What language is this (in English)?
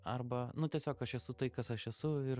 Lithuanian